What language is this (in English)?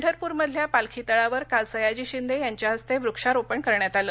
Marathi